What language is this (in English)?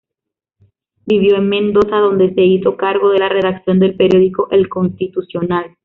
Spanish